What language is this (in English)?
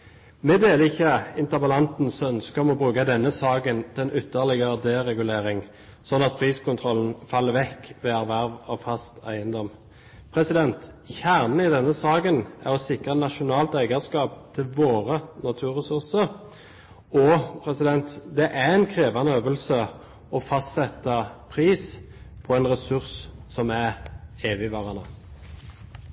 Norwegian Bokmål